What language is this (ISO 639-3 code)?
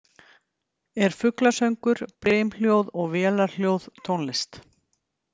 isl